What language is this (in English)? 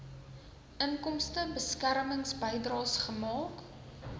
Afrikaans